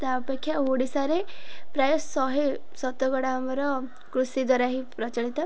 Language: Odia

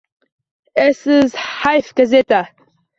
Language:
Uzbek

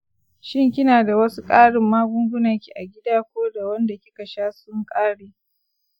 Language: Hausa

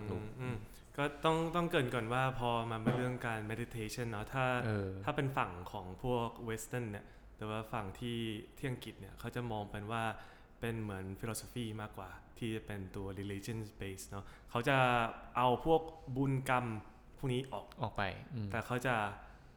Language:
Thai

